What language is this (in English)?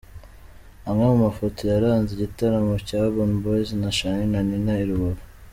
Kinyarwanda